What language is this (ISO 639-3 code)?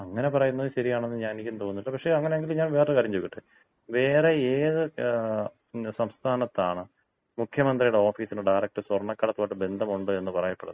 mal